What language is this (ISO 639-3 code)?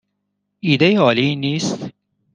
fas